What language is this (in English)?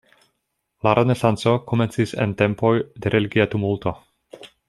Esperanto